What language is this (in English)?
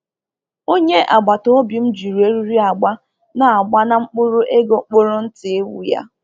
Igbo